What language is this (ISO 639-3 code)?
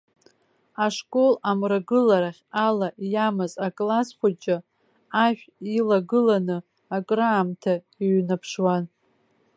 abk